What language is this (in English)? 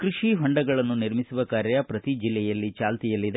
Kannada